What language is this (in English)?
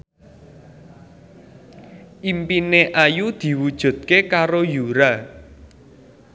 Javanese